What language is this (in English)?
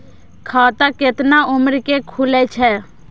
Maithili